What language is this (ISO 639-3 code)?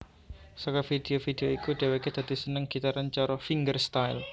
jav